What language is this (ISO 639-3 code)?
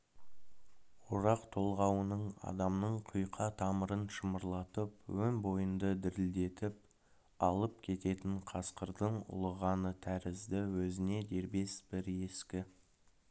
kaz